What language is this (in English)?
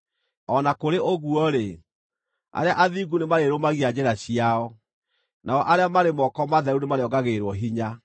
Kikuyu